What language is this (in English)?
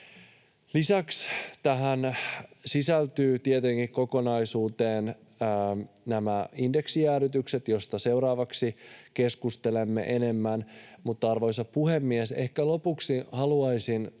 Finnish